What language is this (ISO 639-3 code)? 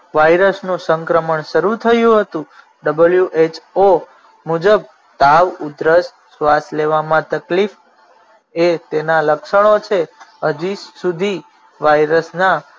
guj